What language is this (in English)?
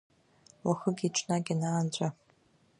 Abkhazian